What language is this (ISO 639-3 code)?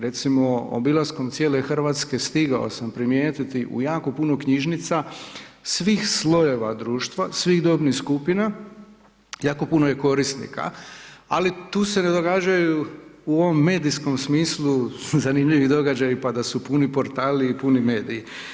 hrv